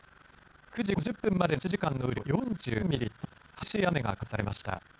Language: Japanese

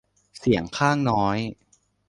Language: Thai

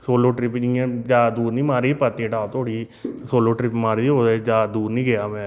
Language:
Dogri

